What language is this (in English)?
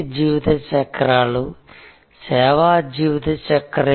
Telugu